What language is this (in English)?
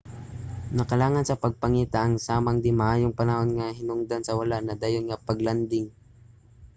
Cebuano